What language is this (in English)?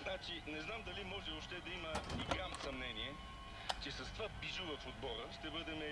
Bulgarian